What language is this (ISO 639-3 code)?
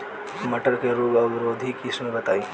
bho